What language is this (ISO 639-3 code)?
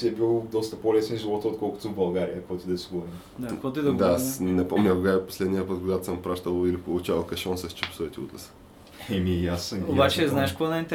bul